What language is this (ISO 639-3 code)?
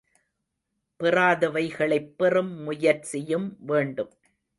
tam